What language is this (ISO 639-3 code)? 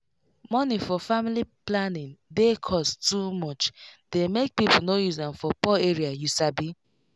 pcm